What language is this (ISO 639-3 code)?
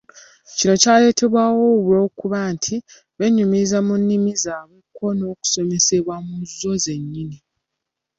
lug